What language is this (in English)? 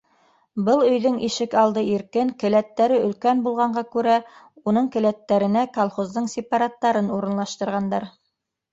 Bashkir